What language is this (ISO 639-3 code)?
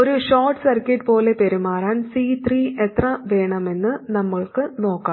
mal